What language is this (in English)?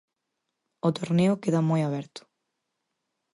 Galician